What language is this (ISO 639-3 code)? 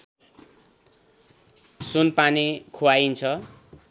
nep